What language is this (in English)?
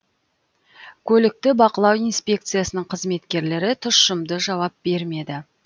Kazakh